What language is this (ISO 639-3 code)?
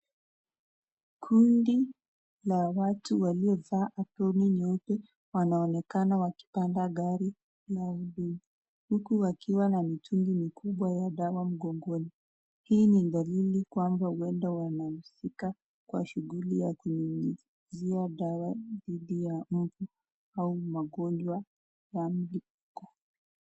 swa